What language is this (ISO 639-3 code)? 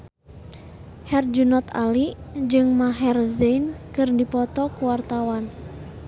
sun